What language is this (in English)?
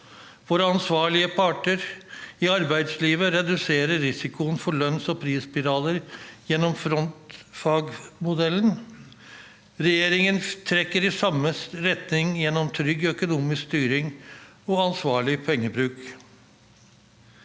Norwegian